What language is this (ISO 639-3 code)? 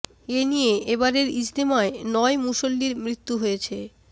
ben